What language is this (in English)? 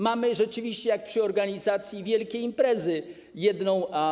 Polish